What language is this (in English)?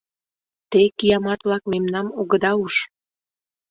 Mari